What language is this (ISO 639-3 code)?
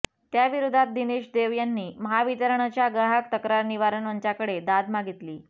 mar